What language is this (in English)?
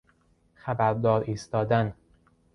Persian